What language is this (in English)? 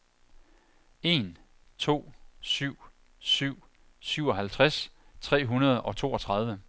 Danish